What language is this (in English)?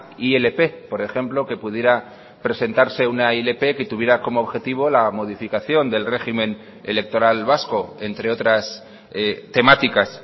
Spanish